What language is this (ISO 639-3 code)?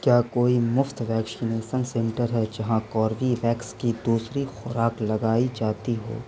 urd